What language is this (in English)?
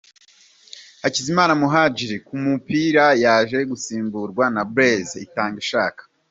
Kinyarwanda